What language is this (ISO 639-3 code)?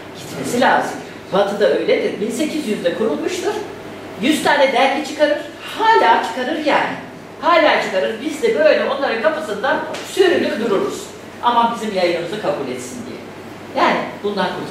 tur